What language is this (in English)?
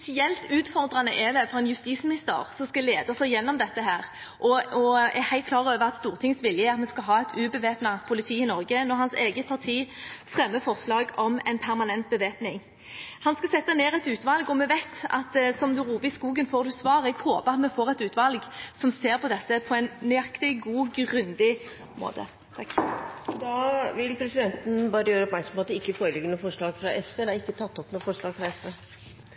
Norwegian Bokmål